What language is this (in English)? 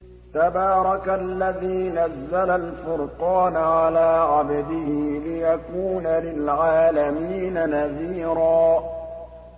Arabic